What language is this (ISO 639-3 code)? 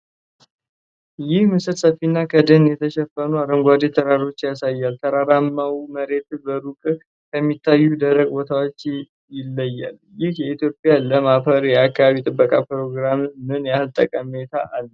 amh